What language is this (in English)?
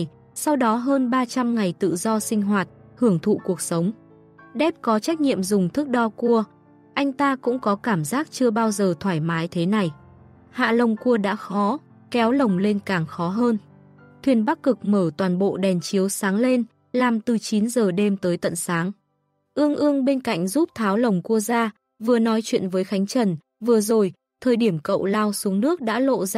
Vietnamese